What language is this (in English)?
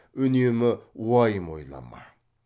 Kazakh